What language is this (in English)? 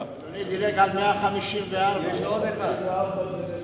Hebrew